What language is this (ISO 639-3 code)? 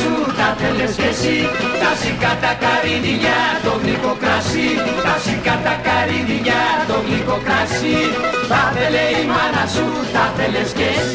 ell